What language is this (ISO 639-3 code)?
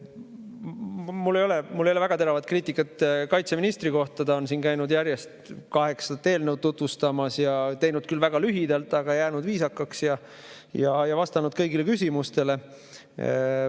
est